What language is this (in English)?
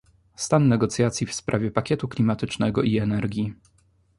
Polish